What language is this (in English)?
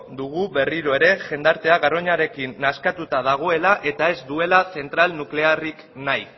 Basque